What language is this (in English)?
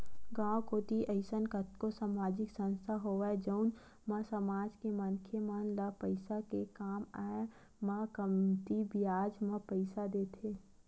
Chhattisgarhi